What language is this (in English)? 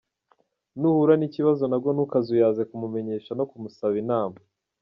Kinyarwanda